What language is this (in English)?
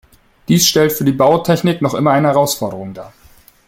German